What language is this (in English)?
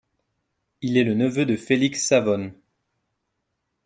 French